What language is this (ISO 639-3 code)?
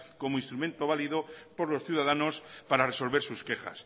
spa